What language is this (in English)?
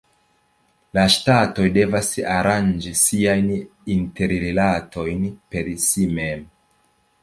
Esperanto